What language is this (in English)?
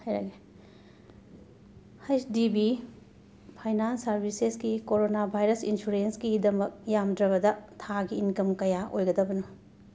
Manipuri